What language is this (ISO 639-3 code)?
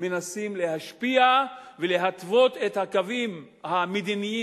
heb